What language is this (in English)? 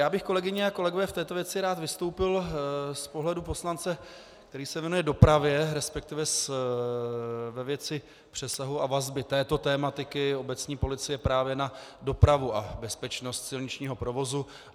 Czech